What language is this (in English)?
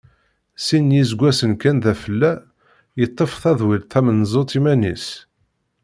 Kabyle